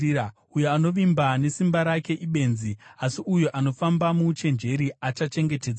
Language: Shona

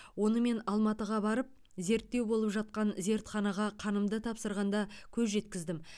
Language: Kazakh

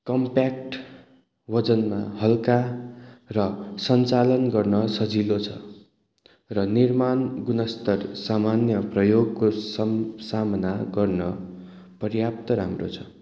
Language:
Nepali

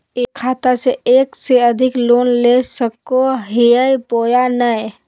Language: Magahi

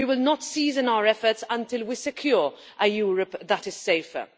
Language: English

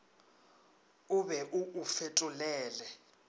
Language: Northern Sotho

